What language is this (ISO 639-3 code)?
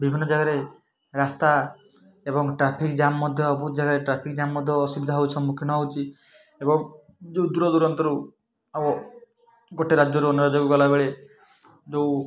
ori